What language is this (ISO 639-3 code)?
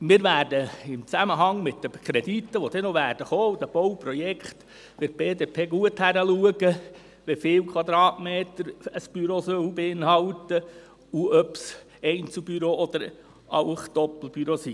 gsw